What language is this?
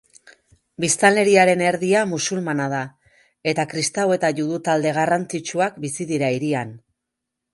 Basque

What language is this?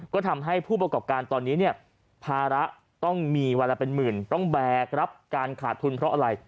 Thai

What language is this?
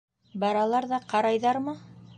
Bashkir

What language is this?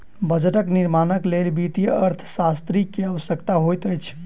Maithili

